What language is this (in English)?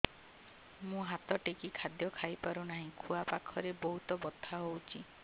Odia